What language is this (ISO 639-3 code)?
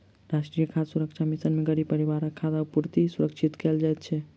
mai